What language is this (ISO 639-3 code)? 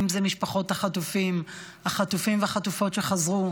heb